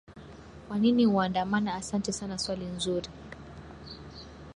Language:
Swahili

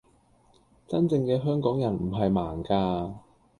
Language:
Cantonese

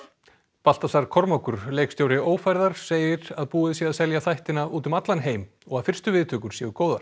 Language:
Icelandic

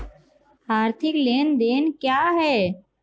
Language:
Hindi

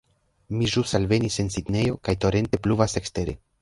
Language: Esperanto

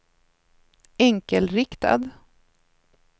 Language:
Swedish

